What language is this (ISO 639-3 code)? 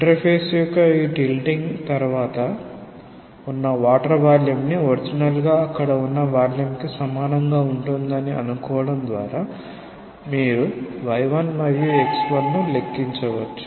tel